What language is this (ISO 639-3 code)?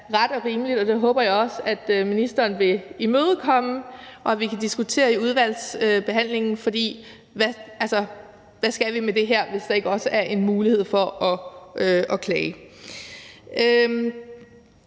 dan